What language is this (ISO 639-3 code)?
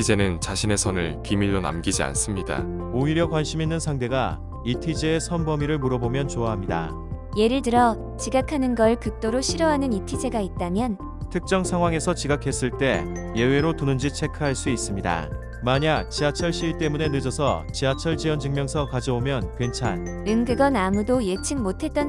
kor